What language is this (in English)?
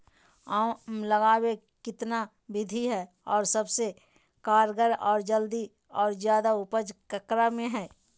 Magahi